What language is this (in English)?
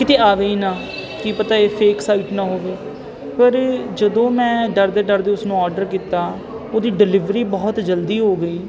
Punjabi